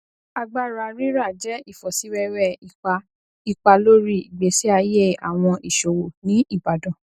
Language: Yoruba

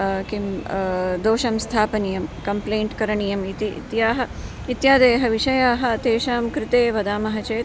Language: Sanskrit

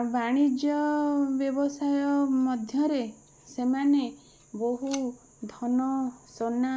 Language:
Odia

